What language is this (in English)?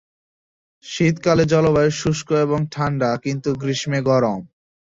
Bangla